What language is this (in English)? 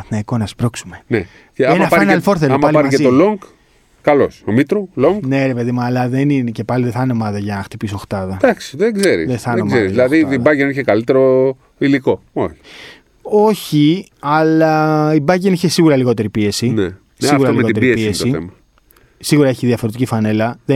Greek